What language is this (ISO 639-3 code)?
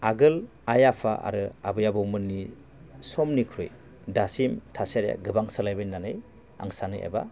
brx